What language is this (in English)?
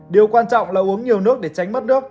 Vietnamese